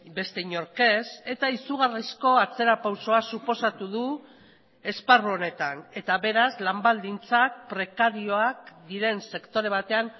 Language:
Basque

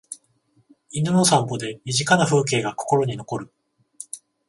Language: Japanese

